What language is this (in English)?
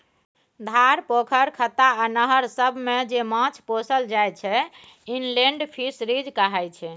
Maithili